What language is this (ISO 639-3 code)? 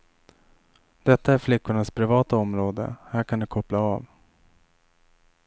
swe